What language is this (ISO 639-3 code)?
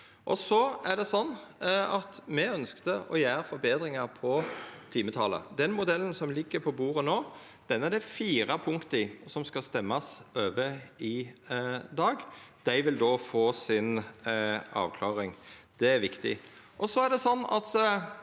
nor